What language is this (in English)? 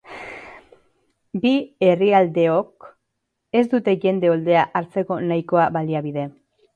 Basque